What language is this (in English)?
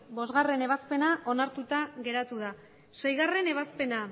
Basque